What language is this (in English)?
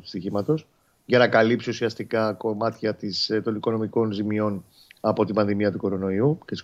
Greek